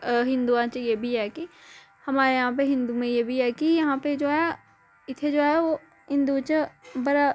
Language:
Dogri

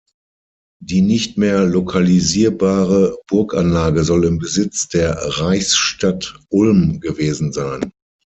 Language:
German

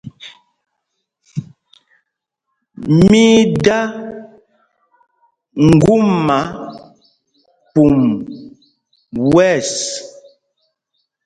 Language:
Mpumpong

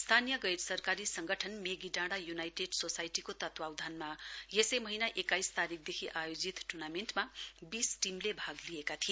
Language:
Nepali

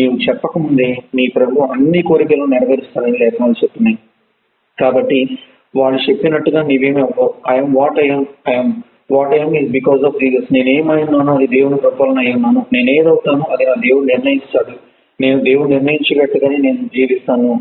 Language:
Telugu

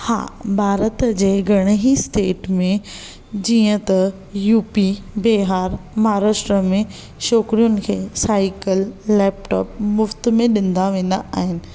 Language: Sindhi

